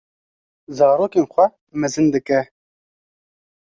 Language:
Kurdish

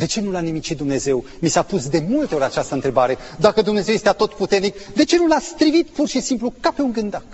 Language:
Romanian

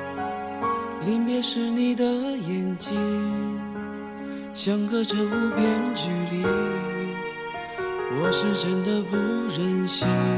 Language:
Chinese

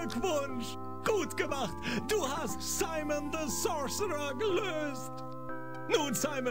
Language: German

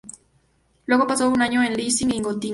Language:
Spanish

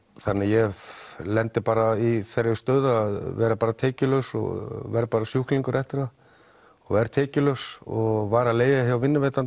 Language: Icelandic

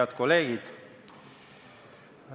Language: Estonian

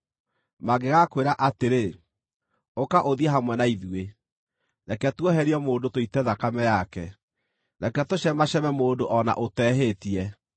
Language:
Kikuyu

